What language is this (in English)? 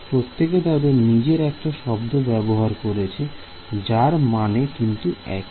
Bangla